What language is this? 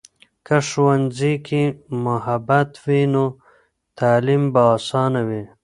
Pashto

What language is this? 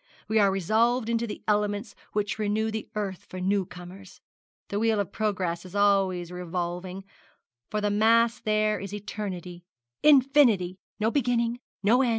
English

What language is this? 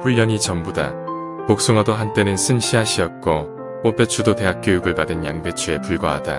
Korean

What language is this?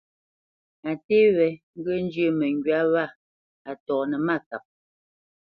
Bamenyam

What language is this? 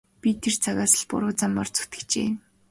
Mongolian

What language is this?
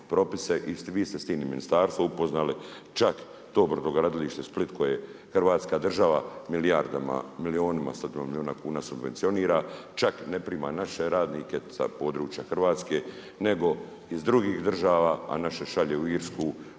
Croatian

